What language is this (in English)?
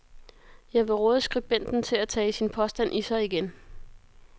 Danish